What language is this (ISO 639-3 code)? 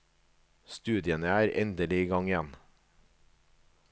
nor